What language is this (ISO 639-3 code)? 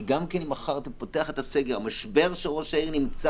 heb